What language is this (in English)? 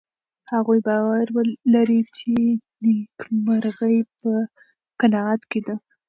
Pashto